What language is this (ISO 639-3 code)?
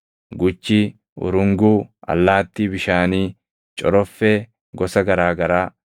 orm